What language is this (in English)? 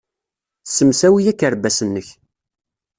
Kabyle